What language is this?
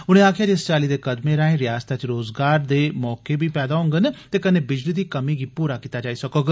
Dogri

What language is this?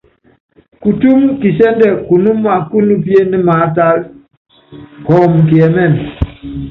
Yangben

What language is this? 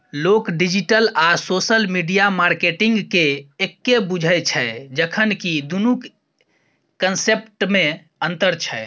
Maithili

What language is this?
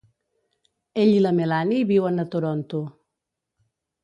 Catalan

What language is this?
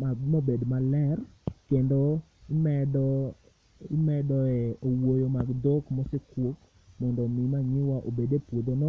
Luo (Kenya and Tanzania)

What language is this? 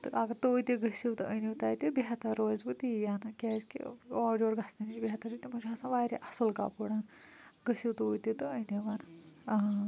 Kashmiri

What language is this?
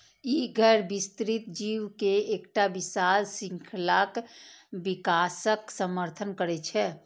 Maithili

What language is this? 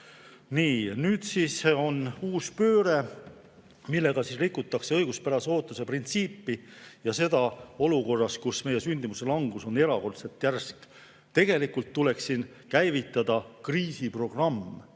Estonian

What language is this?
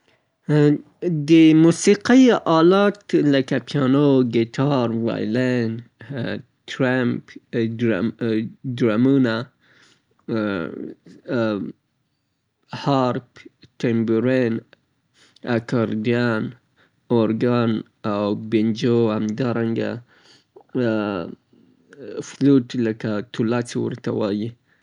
Southern Pashto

